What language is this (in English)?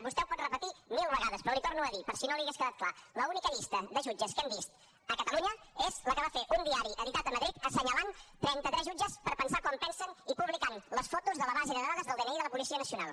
Catalan